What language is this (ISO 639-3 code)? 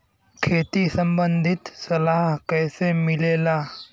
bho